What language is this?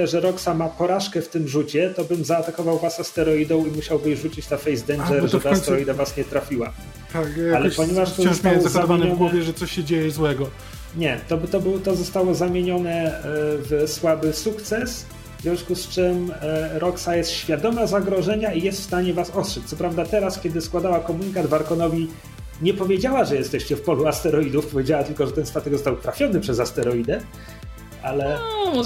Polish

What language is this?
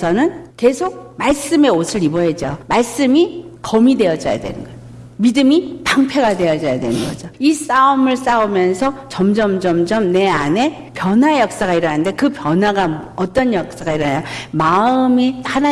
Korean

